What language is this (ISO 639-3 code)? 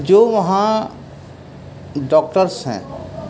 urd